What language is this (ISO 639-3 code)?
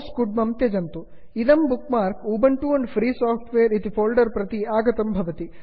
san